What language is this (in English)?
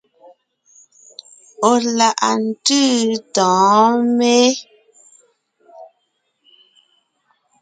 Ngiemboon